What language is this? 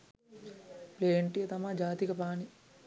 Sinhala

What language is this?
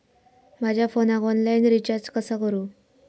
Marathi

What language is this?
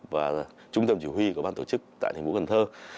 Vietnamese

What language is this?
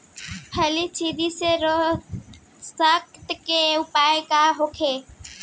Bhojpuri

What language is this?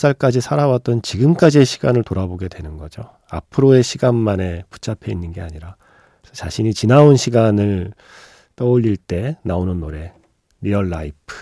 Korean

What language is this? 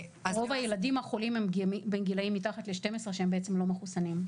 Hebrew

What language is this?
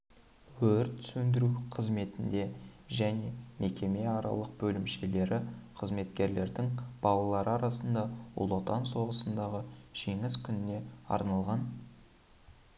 Kazakh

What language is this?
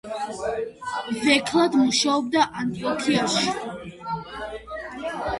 Georgian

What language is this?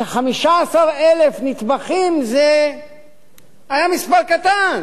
Hebrew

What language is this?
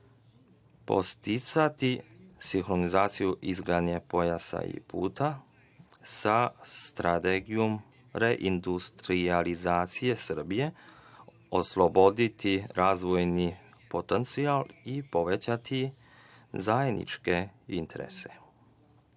Serbian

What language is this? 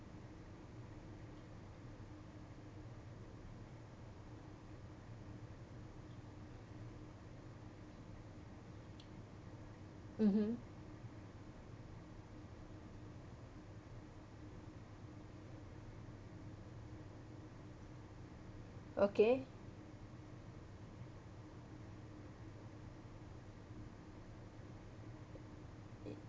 English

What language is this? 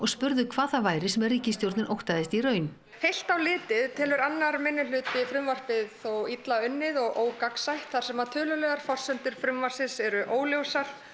Icelandic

